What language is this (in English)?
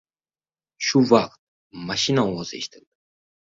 Uzbek